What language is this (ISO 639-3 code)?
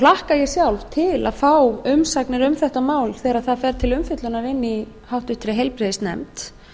isl